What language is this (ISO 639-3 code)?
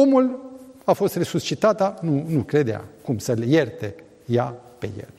ron